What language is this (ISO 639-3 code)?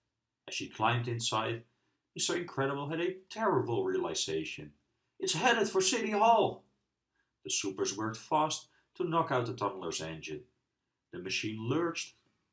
eng